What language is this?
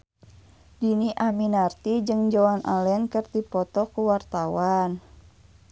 Sundanese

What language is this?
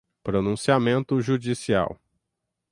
Portuguese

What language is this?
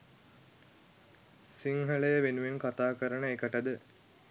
Sinhala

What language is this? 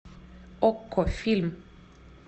Russian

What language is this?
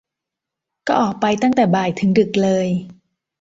Thai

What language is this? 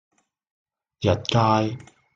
Cantonese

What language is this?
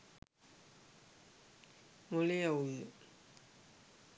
Sinhala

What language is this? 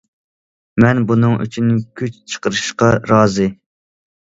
Uyghur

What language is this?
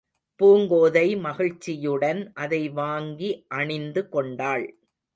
Tamil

